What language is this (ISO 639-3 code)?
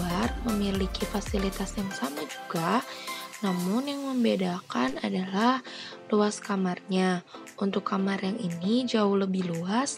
ind